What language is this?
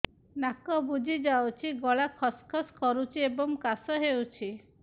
Odia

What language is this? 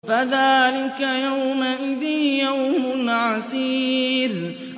Arabic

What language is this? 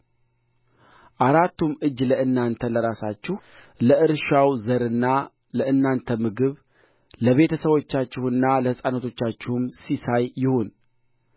Amharic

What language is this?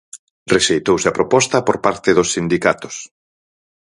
Galician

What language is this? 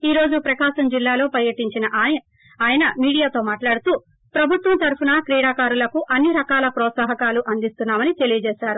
Telugu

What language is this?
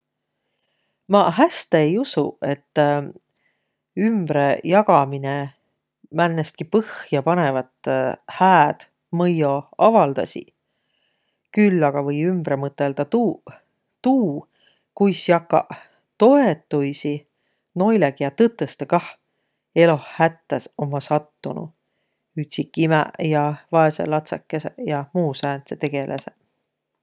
Võro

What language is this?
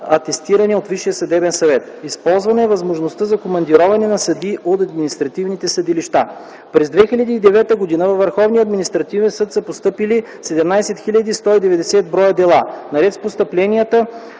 Bulgarian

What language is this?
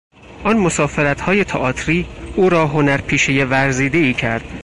Persian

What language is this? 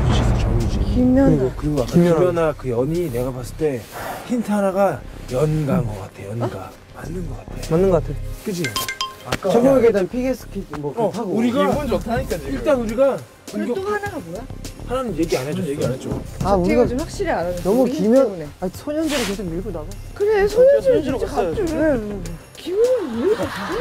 Korean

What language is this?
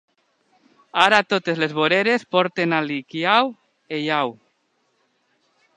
Catalan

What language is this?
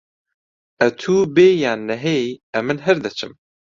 Central Kurdish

